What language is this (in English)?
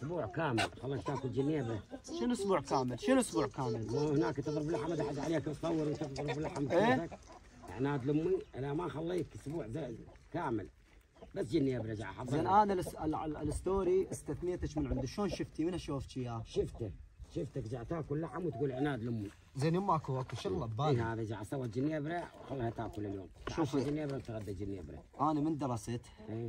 Arabic